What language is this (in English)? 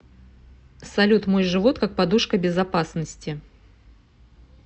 Russian